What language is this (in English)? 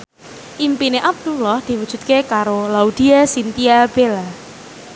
Javanese